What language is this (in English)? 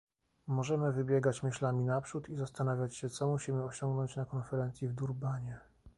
Polish